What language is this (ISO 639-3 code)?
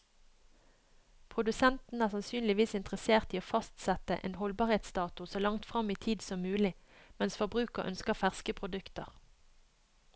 nor